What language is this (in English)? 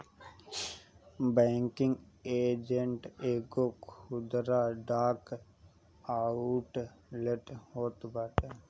Bhojpuri